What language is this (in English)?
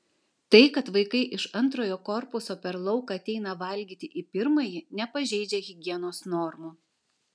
Lithuanian